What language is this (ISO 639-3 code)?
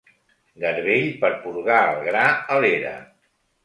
cat